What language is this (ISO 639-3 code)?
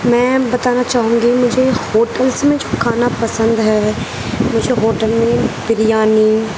urd